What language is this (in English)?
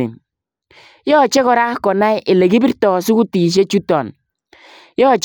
Kalenjin